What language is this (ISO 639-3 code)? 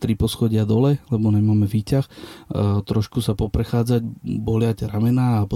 slk